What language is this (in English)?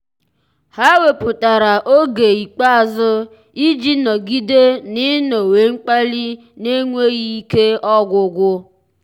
Igbo